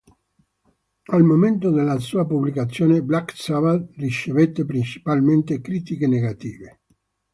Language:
Italian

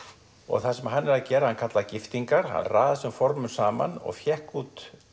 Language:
Icelandic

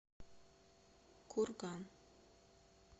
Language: Russian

